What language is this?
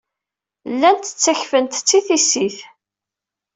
Kabyle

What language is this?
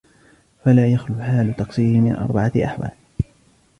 Arabic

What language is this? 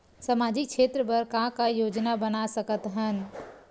Chhattisgarhi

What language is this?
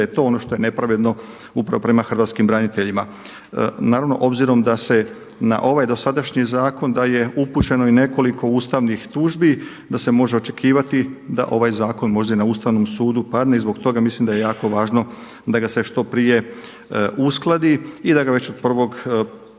Croatian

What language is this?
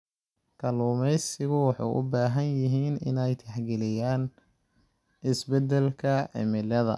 Somali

